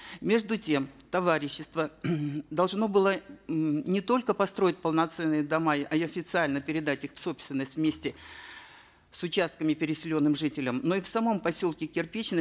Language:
Kazakh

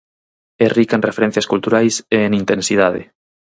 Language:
Galician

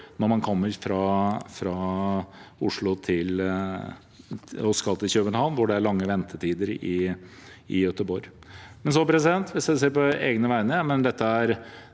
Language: Norwegian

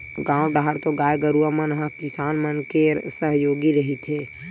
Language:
Chhattisgarhi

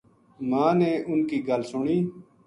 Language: Gujari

